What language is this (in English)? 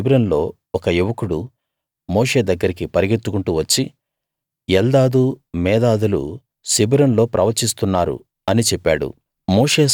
Telugu